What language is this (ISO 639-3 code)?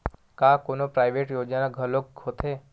hne